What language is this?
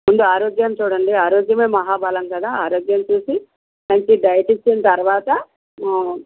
Telugu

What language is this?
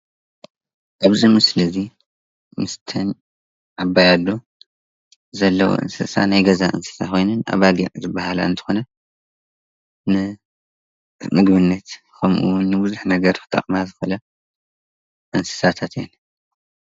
Tigrinya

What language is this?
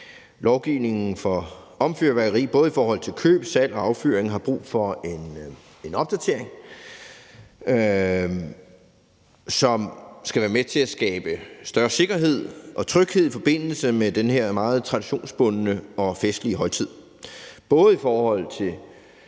Danish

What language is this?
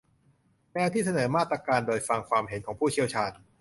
Thai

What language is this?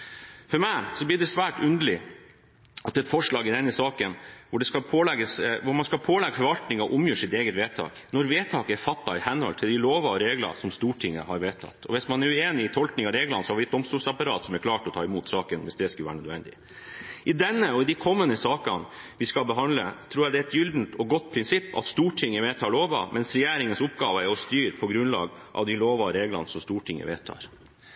Norwegian Bokmål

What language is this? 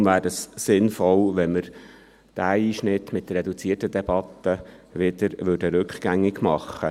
Swiss German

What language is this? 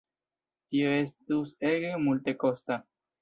Esperanto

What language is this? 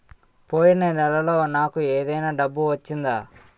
Telugu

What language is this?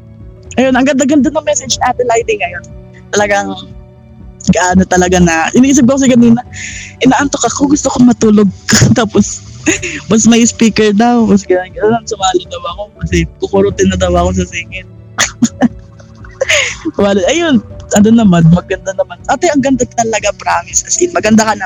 Filipino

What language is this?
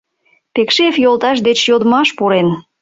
Mari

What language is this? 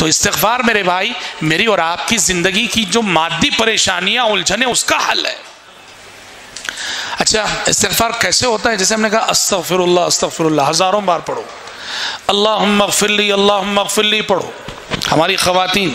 Arabic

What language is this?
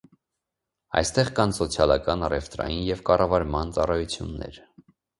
Armenian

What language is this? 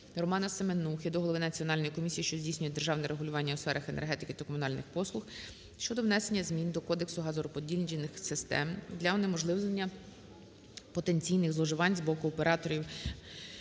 Ukrainian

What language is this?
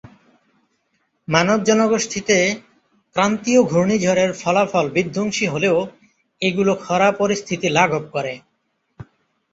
Bangla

